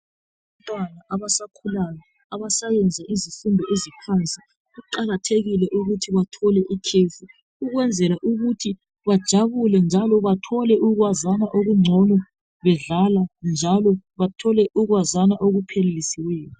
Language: North Ndebele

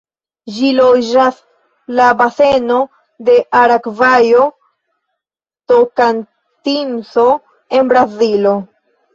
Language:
Esperanto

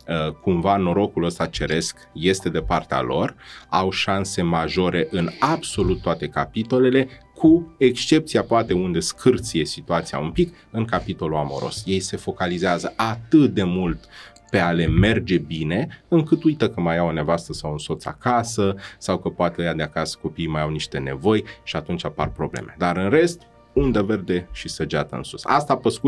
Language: Romanian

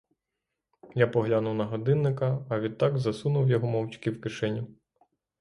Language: Ukrainian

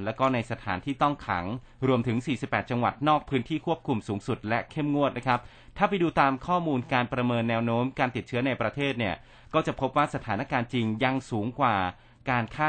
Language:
Thai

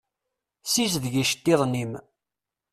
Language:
Kabyle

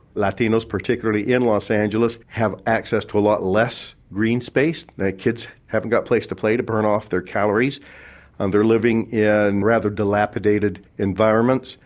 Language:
English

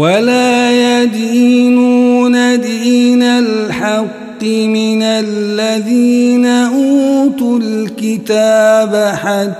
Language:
Arabic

